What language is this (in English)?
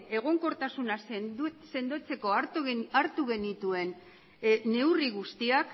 Basque